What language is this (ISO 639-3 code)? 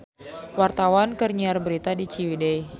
sun